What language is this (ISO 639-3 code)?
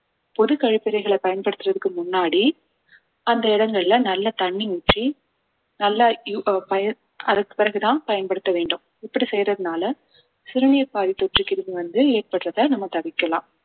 tam